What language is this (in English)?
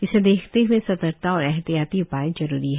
Hindi